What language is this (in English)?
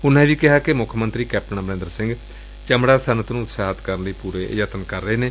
Punjabi